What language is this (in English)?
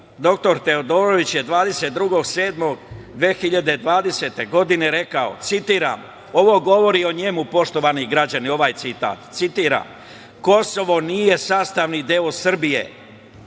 Serbian